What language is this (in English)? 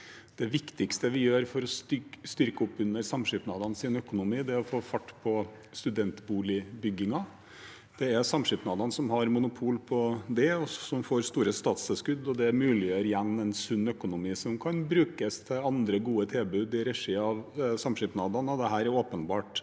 Norwegian